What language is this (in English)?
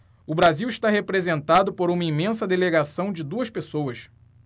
Portuguese